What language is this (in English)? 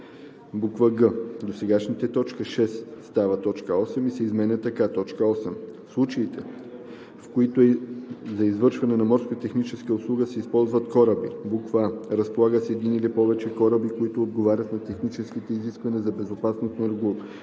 Bulgarian